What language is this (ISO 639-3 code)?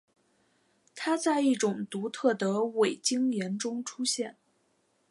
zho